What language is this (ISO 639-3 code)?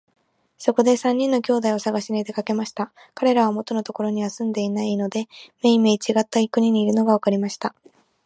jpn